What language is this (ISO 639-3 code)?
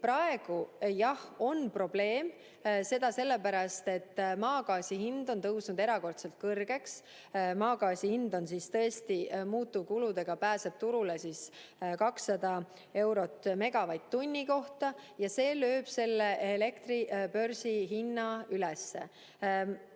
est